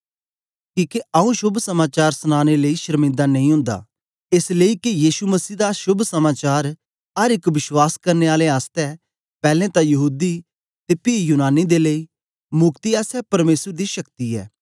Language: Dogri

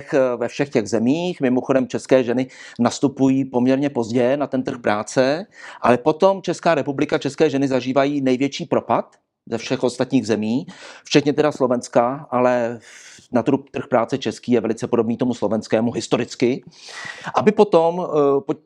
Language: Czech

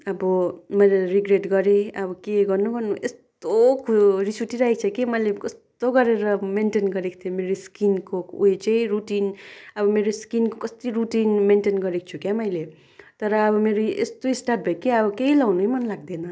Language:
Nepali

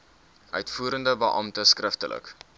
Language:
Afrikaans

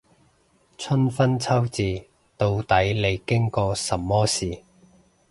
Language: Cantonese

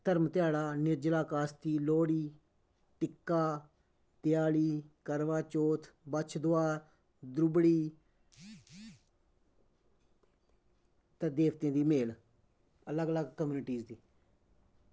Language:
Dogri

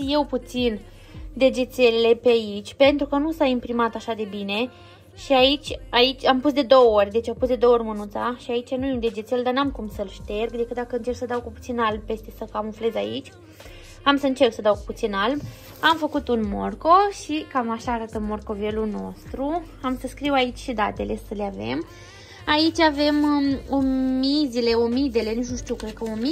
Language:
Romanian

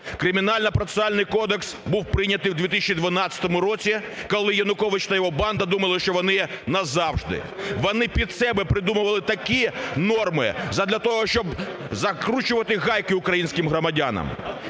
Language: Ukrainian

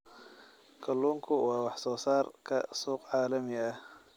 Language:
Somali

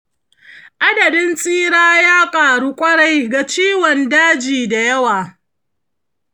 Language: Hausa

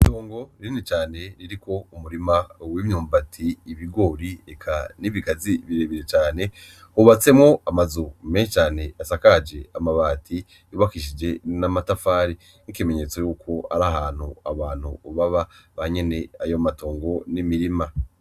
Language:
Rundi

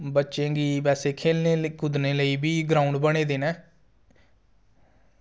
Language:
Dogri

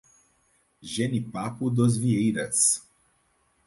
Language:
Portuguese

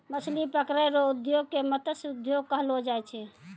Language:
Maithili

